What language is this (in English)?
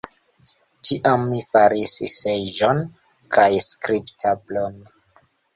Esperanto